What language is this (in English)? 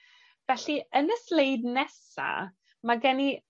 Welsh